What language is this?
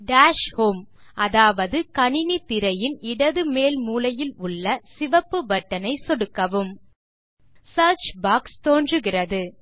Tamil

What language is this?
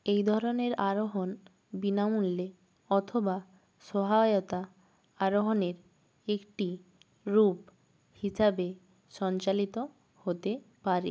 Bangla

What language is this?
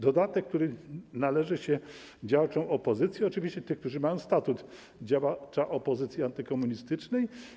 Polish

